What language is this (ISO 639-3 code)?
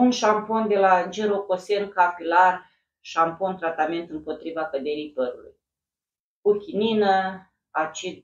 ron